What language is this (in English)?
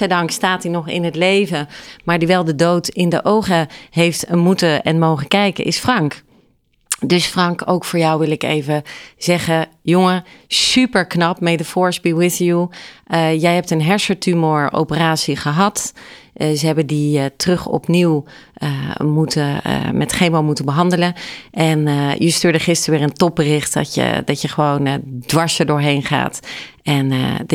Dutch